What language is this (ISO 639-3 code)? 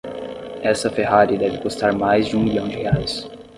por